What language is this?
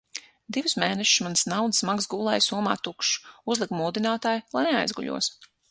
Latvian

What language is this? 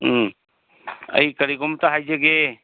Manipuri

